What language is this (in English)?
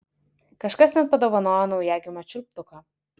Lithuanian